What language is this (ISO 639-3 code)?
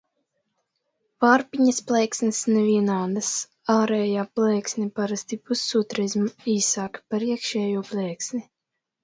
lav